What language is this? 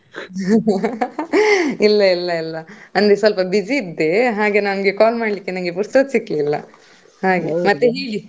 Kannada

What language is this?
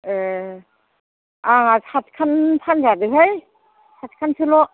Bodo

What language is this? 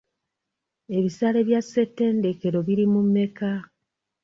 Ganda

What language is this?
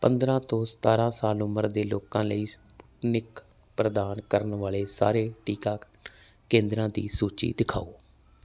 Punjabi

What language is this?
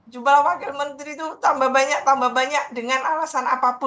Indonesian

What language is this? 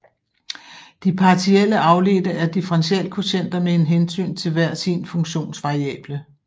Danish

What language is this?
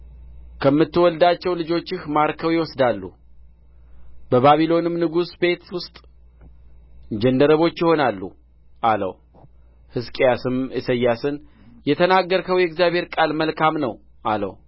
Amharic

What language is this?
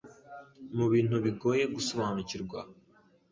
Kinyarwanda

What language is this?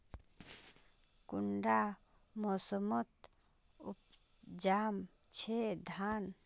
Magahi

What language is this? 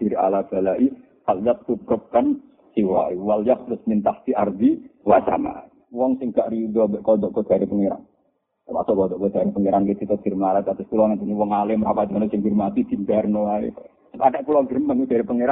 Malay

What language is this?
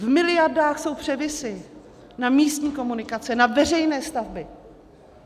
Czech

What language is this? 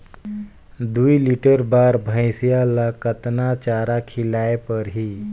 Chhattisgarhi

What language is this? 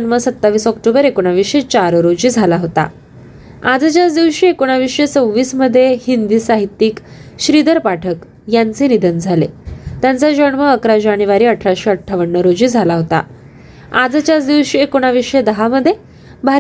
Marathi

